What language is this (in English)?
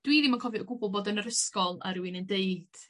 Welsh